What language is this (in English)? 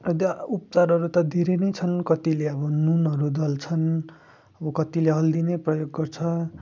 Nepali